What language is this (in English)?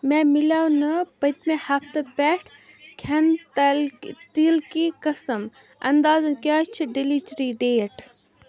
Kashmiri